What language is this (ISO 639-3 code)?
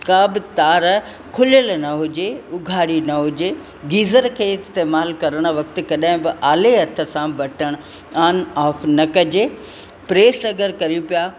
snd